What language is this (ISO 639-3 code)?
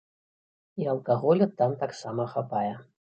bel